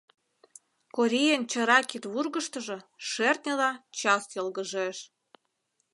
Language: Mari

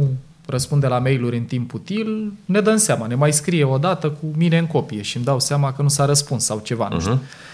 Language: Romanian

